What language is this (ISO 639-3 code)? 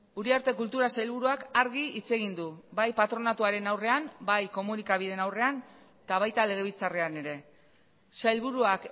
eus